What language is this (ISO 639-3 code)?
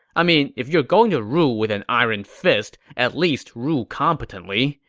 eng